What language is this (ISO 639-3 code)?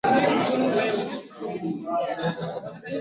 swa